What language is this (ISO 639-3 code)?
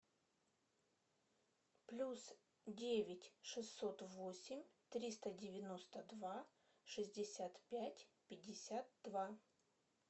rus